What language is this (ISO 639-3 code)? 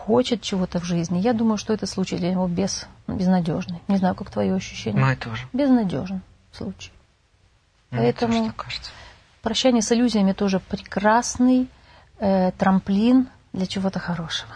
rus